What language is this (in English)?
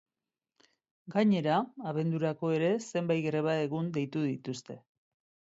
Basque